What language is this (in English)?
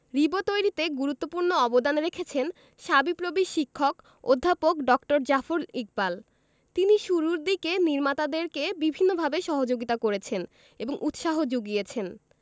Bangla